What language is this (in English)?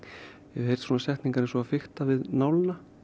Icelandic